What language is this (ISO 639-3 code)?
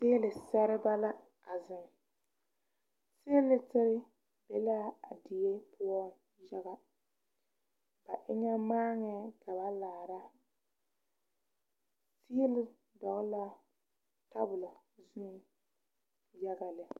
dga